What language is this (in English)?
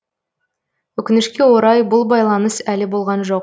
Kazakh